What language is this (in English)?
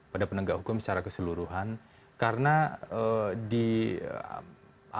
Indonesian